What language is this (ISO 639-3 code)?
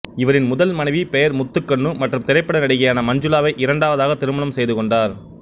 tam